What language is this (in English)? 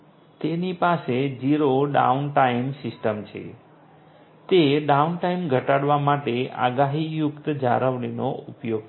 Gujarati